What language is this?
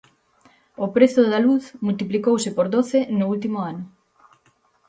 Galician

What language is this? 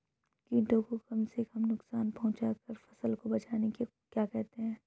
Hindi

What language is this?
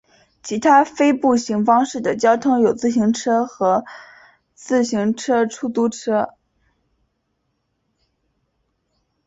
Chinese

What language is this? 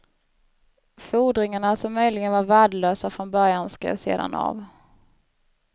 Swedish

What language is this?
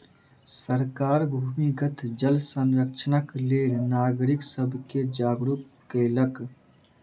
Maithili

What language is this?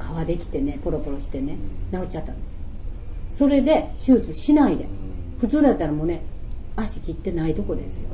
Japanese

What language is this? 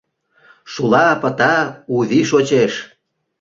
Mari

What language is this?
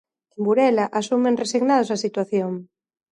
Galician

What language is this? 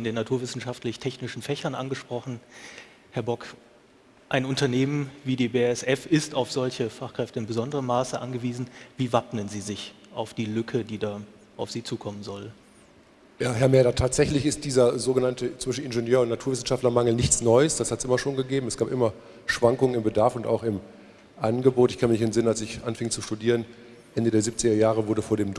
German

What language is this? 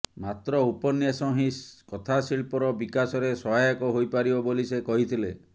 Odia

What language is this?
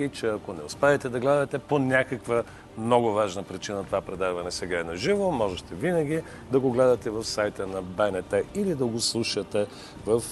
Bulgarian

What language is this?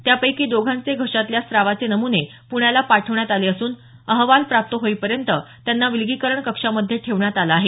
Marathi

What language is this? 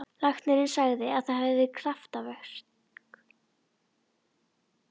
Icelandic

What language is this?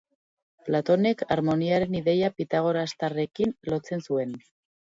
Basque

